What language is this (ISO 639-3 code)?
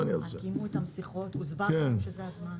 heb